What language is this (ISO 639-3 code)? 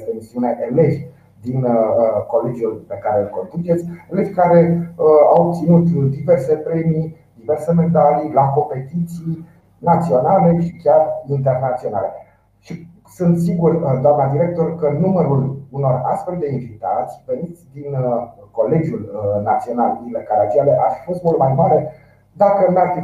ron